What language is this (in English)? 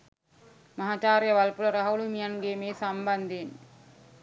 Sinhala